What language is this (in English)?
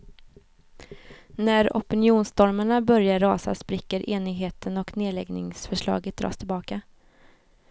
Swedish